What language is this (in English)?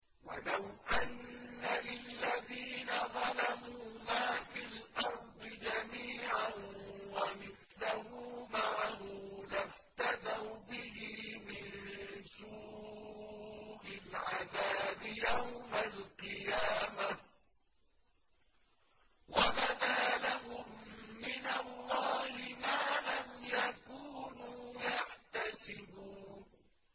Arabic